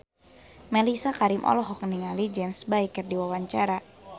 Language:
Sundanese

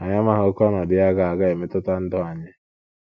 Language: Igbo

